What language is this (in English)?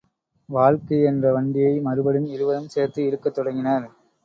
Tamil